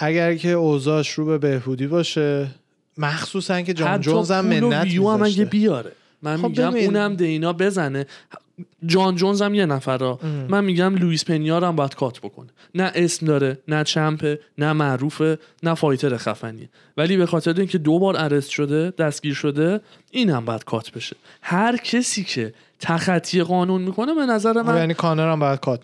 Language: Persian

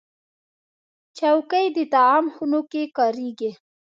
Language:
Pashto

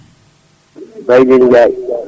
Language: Fula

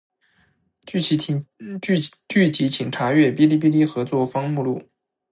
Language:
Chinese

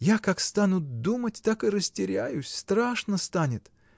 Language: Russian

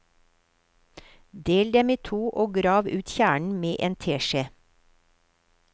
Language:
Norwegian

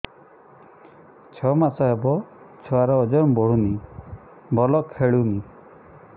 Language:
Odia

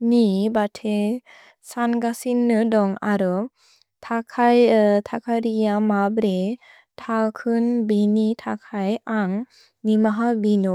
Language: Bodo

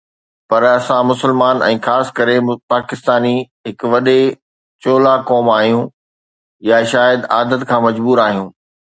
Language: Sindhi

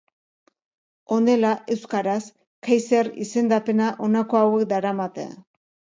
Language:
Basque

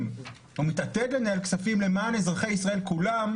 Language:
Hebrew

